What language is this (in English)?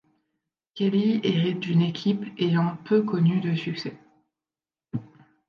French